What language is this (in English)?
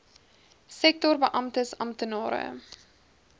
Afrikaans